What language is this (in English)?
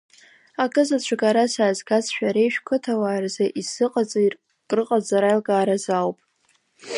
Abkhazian